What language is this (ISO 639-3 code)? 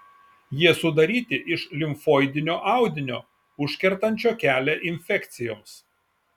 lit